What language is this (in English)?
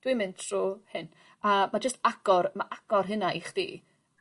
Welsh